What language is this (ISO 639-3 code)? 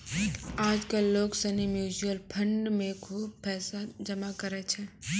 mai